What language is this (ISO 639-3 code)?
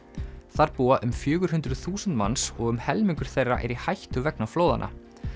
isl